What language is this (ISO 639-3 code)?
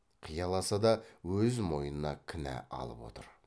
kaz